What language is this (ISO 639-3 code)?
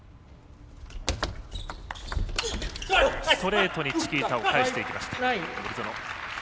jpn